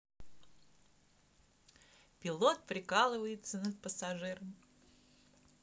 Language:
Russian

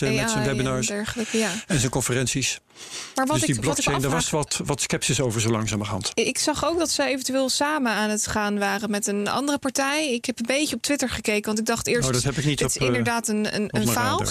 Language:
Dutch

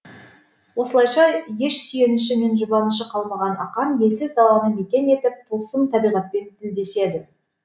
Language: Kazakh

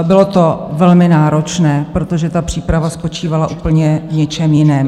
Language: Czech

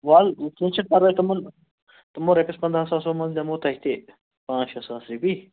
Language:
Kashmiri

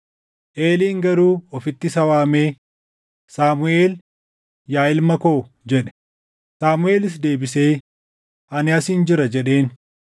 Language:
Oromo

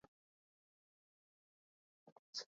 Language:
Swahili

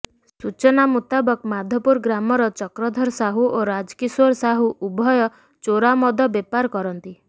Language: Odia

